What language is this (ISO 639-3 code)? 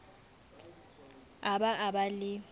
sot